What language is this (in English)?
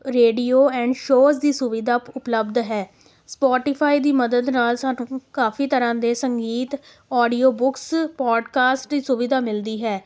Punjabi